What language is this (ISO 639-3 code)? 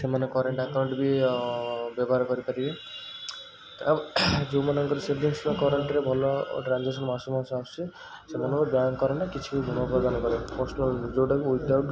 ori